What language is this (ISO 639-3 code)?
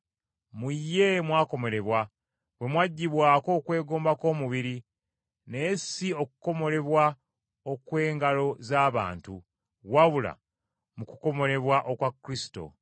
lug